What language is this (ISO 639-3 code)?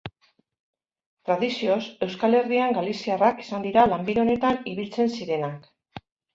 eus